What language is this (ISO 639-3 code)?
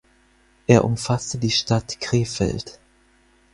deu